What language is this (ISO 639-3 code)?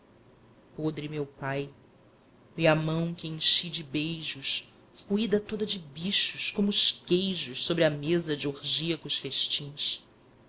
por